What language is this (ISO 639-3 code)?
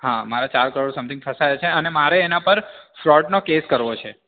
guj